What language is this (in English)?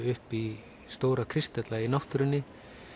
Icelandic